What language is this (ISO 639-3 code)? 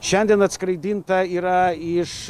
lit